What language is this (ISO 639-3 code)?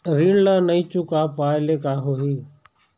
hne